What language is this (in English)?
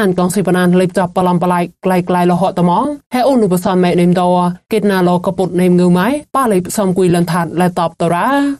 Thai